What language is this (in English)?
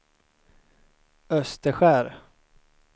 Swedish